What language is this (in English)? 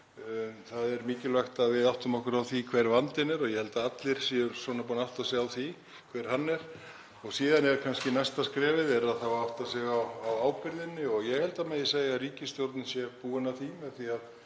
Icelandic